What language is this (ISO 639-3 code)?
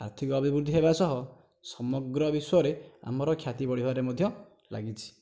ori